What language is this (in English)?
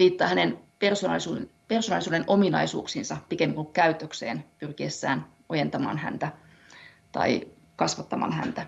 Finnish